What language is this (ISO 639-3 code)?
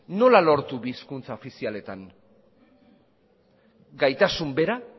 eus